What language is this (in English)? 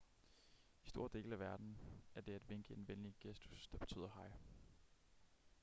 Danish